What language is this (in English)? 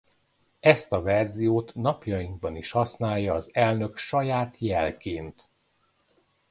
Hungarian